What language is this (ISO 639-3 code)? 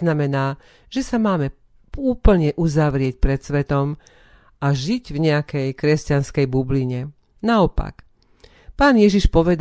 slk